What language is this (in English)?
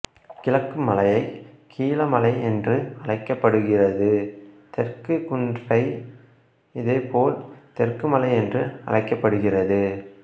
Tamil